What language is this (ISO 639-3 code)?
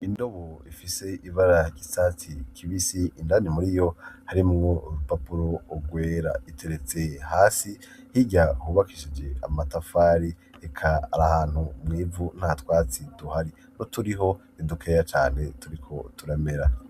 run